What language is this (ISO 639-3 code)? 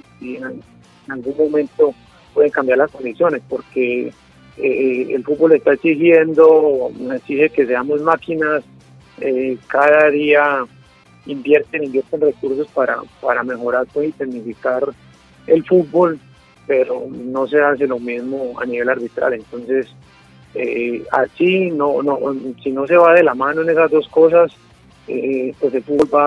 spa